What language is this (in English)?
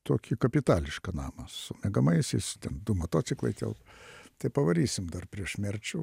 Lithuanian